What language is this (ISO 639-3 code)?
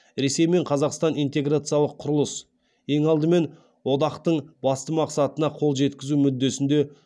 kaz